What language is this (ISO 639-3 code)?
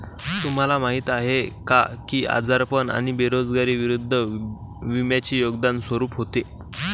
mar